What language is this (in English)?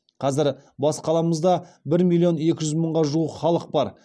Kazakh